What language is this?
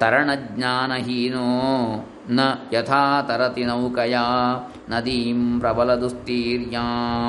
Kannada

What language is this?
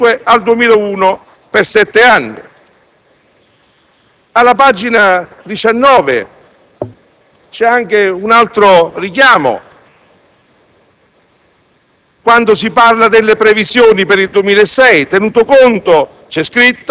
Italian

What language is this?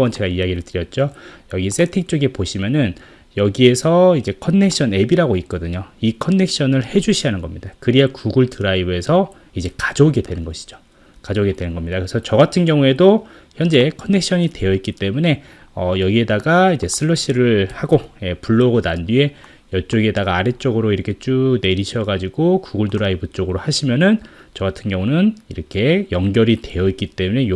Korean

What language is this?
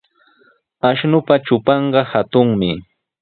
Sihuas Ancash Quechua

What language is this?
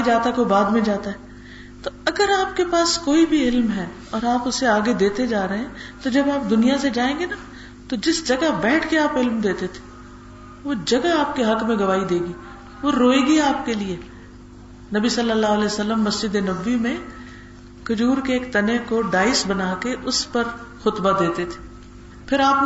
Urdu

